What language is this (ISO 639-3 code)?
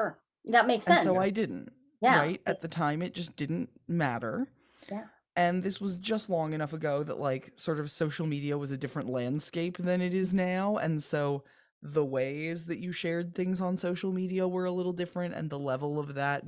eng